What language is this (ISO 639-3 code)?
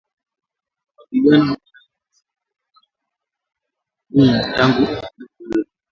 swa